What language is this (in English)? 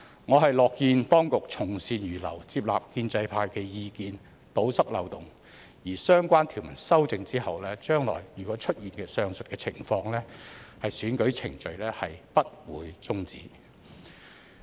Cantonese